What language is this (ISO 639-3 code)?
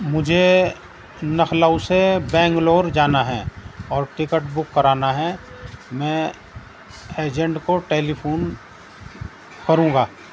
urd